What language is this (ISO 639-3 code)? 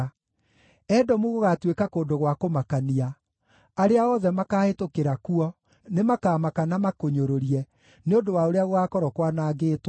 kik